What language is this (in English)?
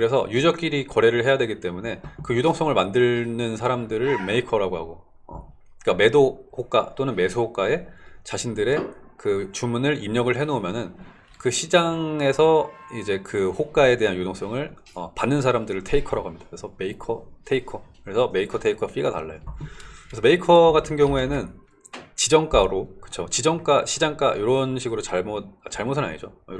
Korean